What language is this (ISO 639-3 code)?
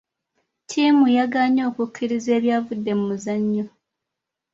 lug